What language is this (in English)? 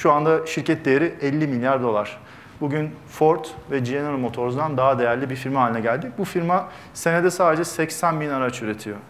Turkish